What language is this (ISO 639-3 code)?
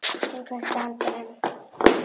isl